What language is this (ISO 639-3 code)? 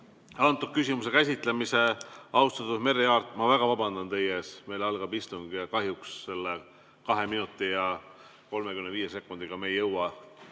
est